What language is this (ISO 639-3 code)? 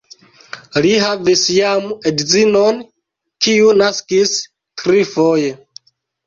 epo